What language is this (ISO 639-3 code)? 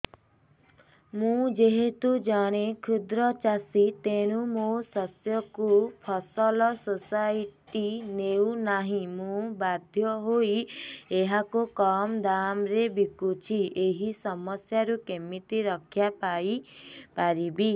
ori